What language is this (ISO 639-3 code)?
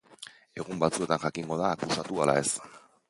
eus